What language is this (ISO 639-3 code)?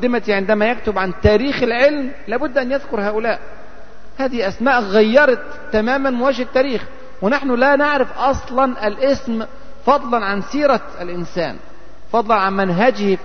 ara